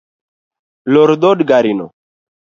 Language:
Luo (Kenya and Tanzania)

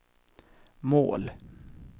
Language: Swedish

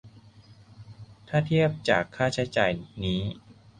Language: Thai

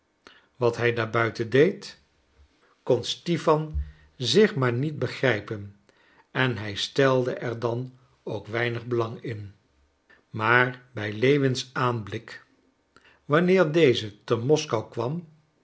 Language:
Dutch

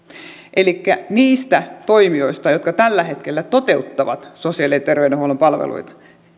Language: Finnish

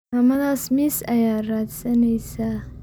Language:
Somali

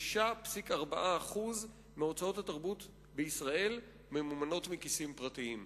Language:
Hebrew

